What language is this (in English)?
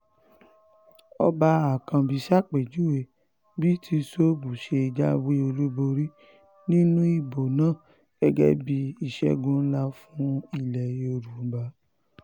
Yoruba